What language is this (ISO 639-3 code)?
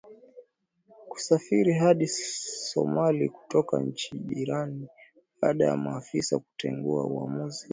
swa